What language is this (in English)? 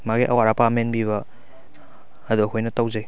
Manipuri